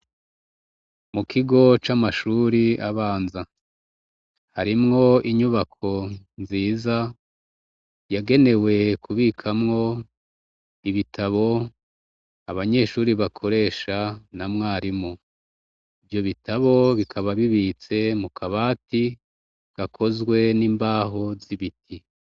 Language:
Rundi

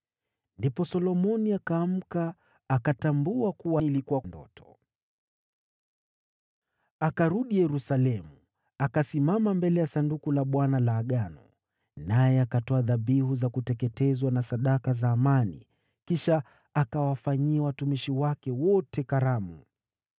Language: Swahili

